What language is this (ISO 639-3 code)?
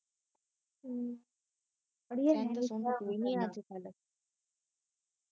pan